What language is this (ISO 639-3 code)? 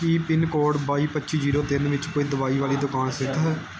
pan